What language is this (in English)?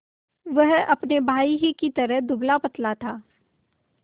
Hindi